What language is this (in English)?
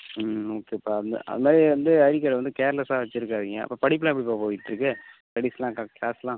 Tamil